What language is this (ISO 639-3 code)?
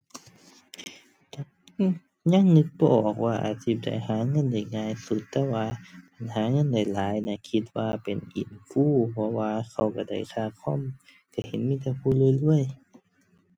tha